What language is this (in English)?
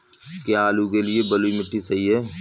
Hindi